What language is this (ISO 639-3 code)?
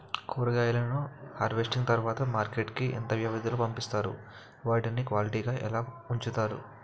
tel